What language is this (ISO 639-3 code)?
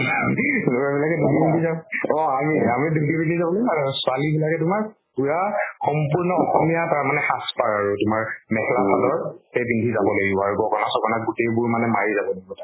asm